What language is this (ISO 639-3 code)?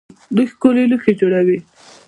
pus